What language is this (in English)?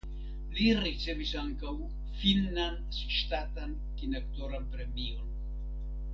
Esperanto